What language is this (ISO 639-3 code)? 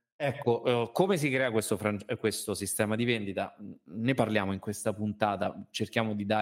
ita